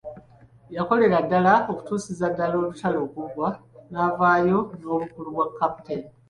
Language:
Ganda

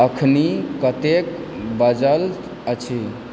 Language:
Maithili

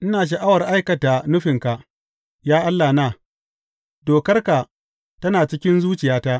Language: Hausa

